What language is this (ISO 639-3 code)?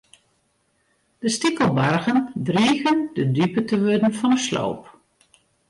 fry